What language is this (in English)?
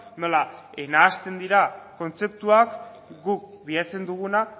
Basque